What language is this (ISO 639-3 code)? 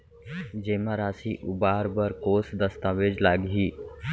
hne